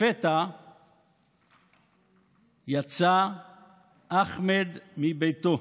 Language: Hebrew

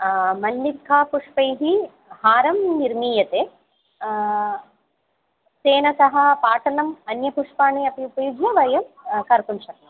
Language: Sanskrit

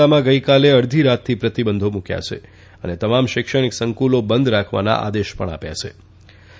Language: Gujarati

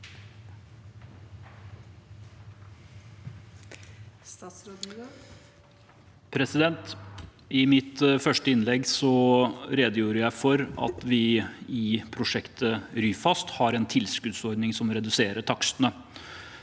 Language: Norwegian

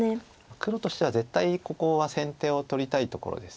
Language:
Japanese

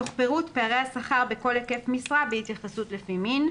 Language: Hebrew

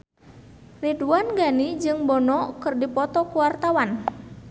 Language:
Sundanese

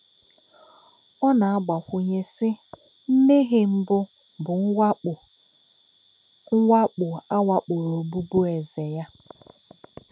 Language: Igbo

